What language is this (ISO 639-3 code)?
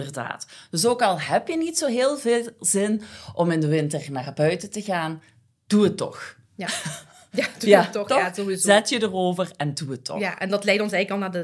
nld